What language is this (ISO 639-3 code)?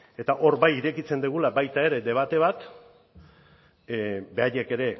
eus